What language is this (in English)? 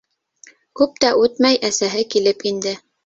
Bashkir